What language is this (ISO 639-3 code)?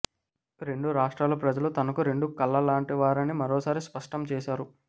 tel